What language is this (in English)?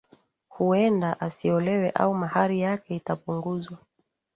Swahili